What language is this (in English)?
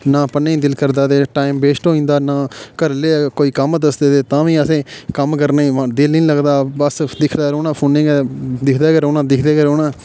Dogri